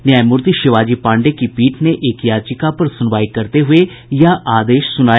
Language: Hindi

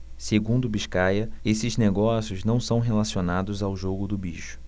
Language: Portuguese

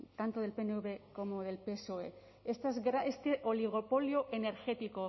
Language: Spanish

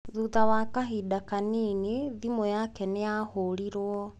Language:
Kikuyu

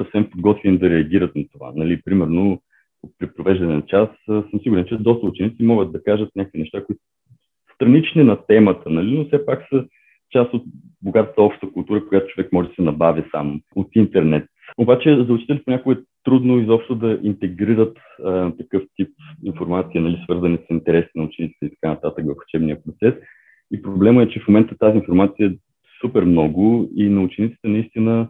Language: Bulgarian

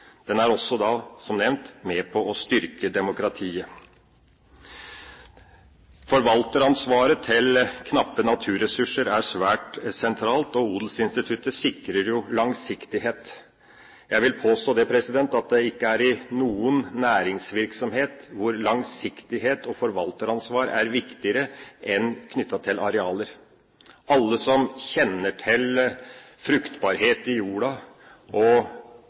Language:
Norwegian Bokmål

